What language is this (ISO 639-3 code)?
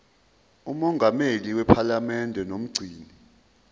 zul